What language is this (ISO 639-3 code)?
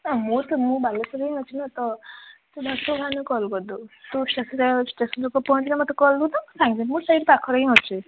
ori